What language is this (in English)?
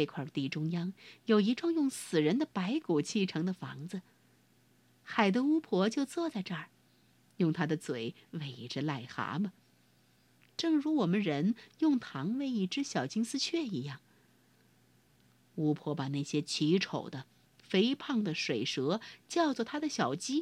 Chinese